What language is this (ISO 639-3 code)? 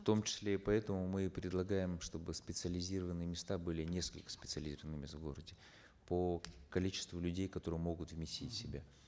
kaz